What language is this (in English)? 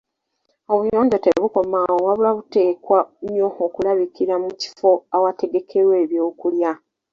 Ganda